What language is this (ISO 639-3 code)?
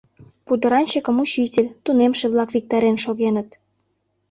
chm